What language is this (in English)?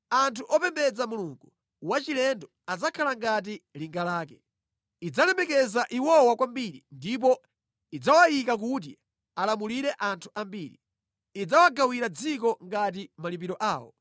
Nyanja